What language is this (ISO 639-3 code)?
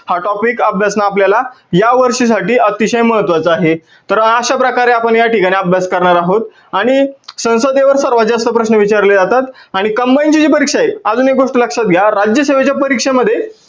mar